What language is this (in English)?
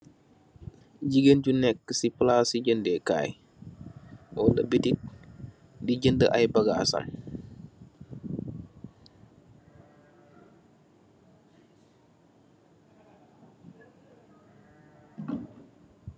Wolof